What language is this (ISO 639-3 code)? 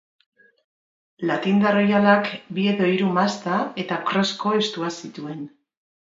eus